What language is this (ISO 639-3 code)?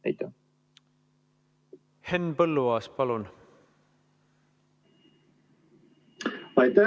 est